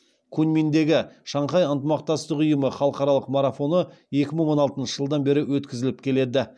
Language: Kazakh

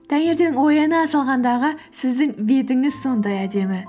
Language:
Kazakh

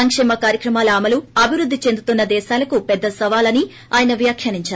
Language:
Telugu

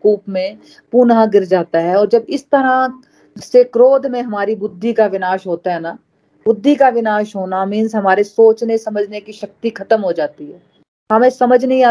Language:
Hindi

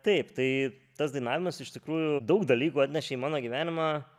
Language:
Lithuanian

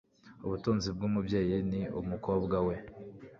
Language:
Kinyarwanda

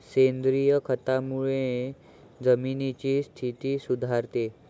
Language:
Marathi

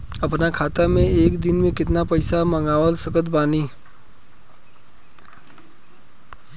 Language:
Bhojpuri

